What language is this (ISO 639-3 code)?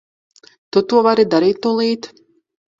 lav